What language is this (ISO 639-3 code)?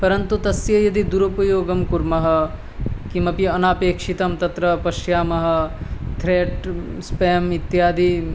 san